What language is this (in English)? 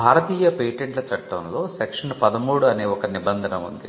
Telugu